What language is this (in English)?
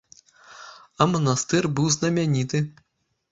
Belarusian